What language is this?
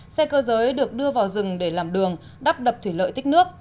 Vietnamese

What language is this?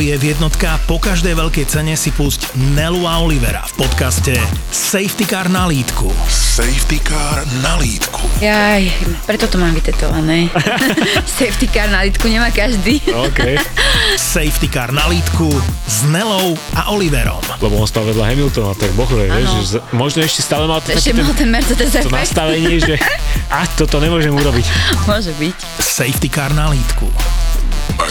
Slovak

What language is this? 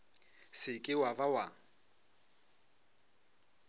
Northern Sotho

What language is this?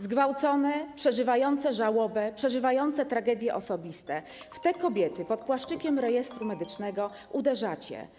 Polish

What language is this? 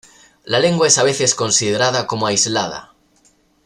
Spanish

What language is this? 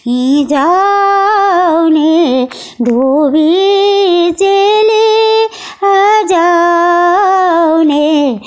Nepali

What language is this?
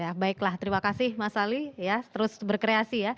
Indonesian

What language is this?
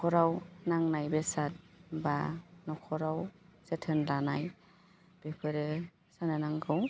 Bodo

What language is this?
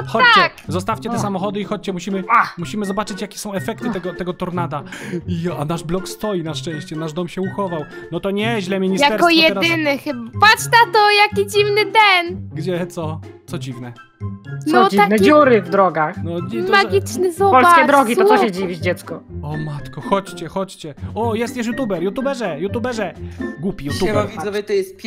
Polish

